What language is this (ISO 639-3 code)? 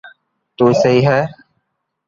lrk